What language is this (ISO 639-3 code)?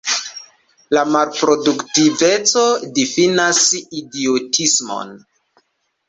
epo